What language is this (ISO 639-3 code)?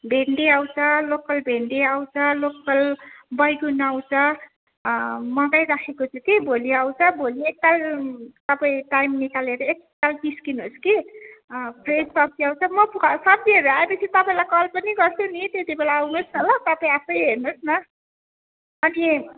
nep